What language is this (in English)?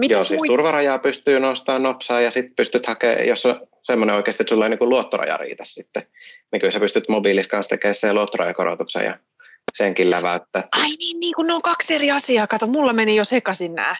Finnish